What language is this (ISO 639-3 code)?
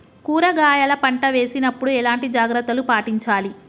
tel